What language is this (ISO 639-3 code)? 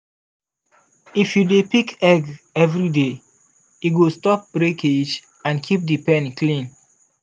pcm